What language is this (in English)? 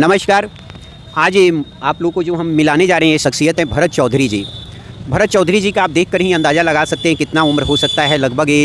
Hindi